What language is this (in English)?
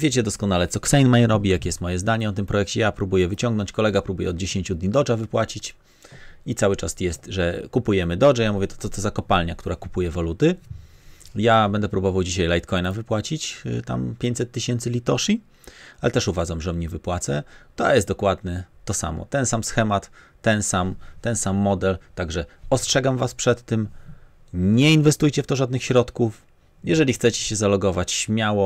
Polish